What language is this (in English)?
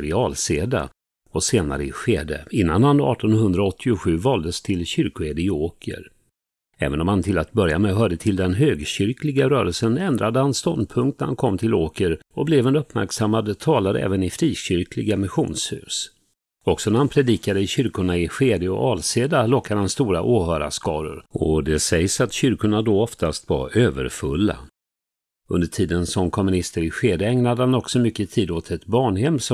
Swedish